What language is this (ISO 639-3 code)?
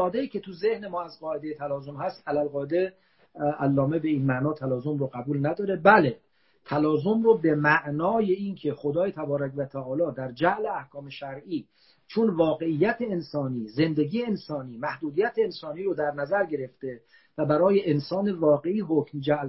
fas